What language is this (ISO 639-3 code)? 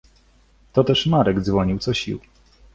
pol